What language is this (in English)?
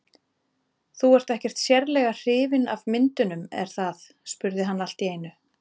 Icelandic